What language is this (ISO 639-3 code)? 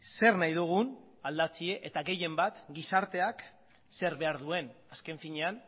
eus